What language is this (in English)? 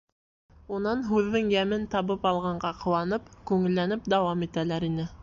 Bashkir